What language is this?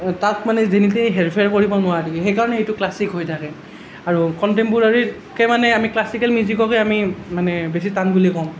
Assamese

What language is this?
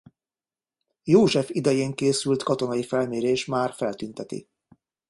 Hungarian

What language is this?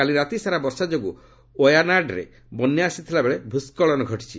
Odia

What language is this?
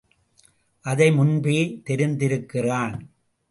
Tamil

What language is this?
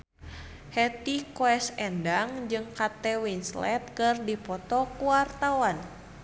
Sundanese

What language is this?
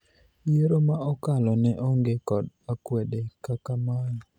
Luo (Kenya and Tanzania)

